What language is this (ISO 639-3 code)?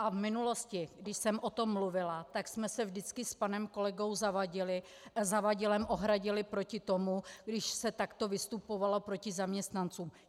ces